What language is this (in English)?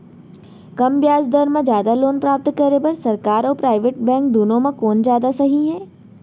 Chhattisgarhi